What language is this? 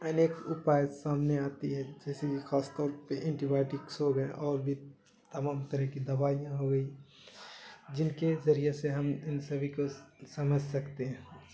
Urdu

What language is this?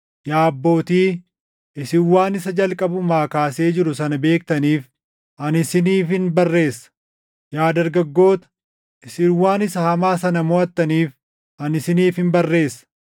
Oromo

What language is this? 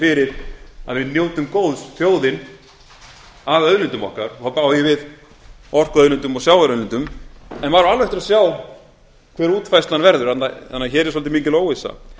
Icelandic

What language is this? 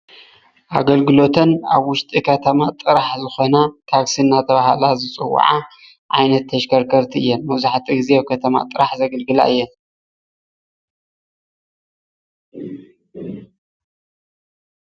Tigrinya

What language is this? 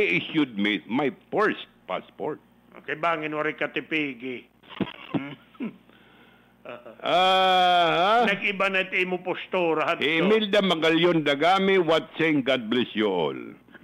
Filipino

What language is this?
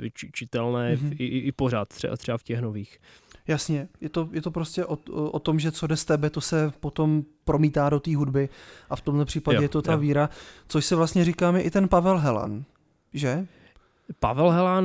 Czech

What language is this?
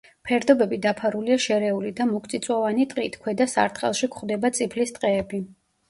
Georgian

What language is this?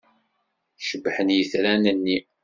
Kabyle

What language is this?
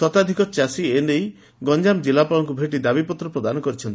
Odia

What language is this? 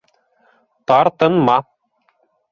Bashkir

